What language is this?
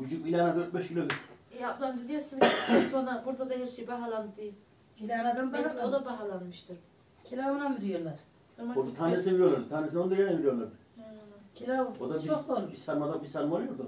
Turkish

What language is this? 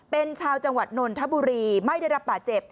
Thai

